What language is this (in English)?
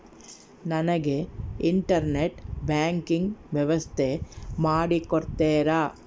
Kannada